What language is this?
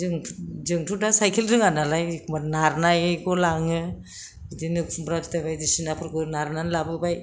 Bodo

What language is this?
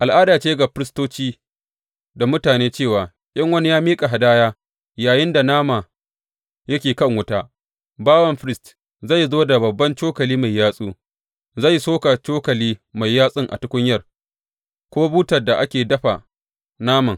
Hausa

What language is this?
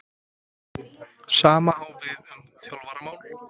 Icelandic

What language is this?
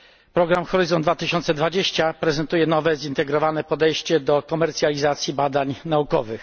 Polish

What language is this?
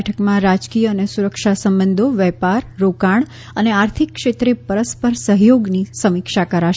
Gujarati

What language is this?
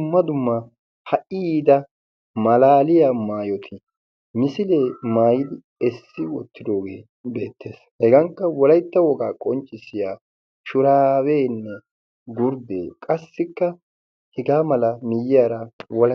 Wolaytta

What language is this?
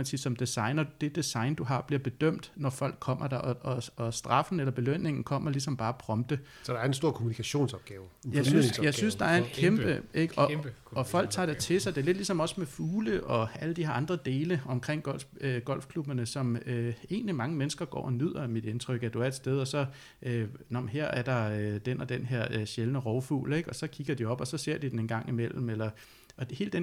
Danish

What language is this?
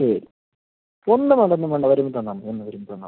Malayalam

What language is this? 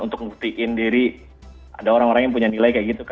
Indonesian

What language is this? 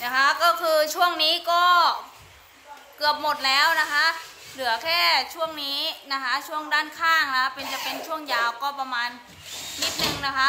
Thai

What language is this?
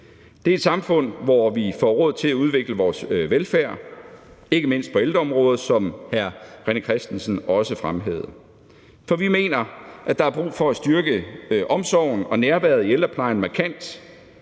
Danish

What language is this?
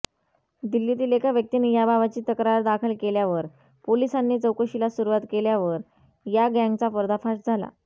Marathi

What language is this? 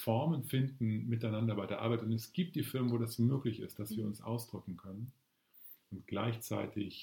German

